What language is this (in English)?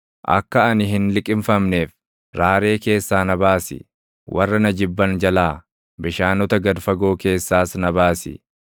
Oromo